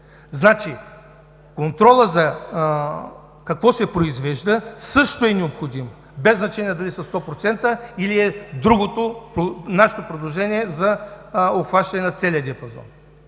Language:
Bulgarian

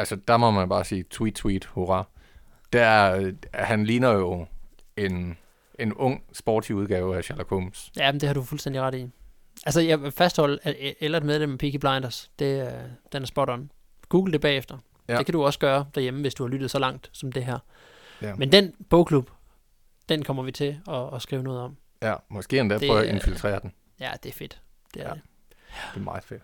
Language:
Danish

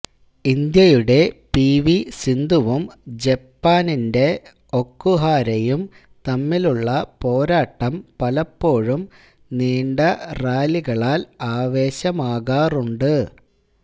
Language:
Malayalam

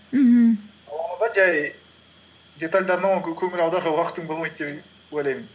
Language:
Kazakh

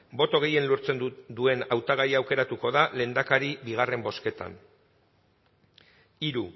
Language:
Basque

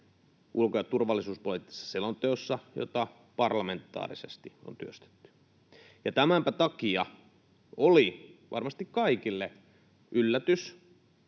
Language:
Finnish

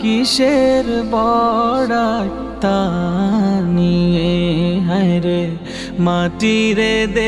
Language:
Bangla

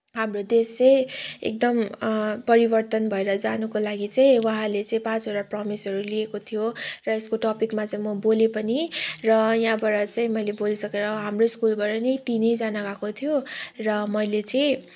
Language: Nepali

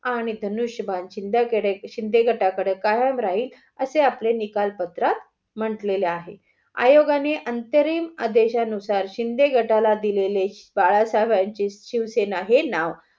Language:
Marathi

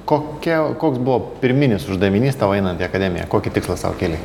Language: Lithuanian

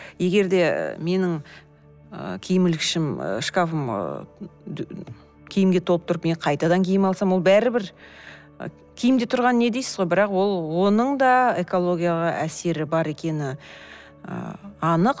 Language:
Kazakh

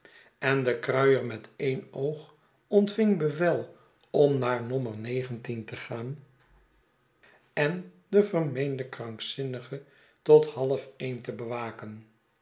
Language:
Dutch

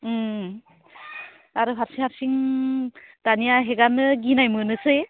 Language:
Bodo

